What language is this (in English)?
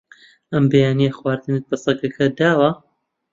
Central Kurdish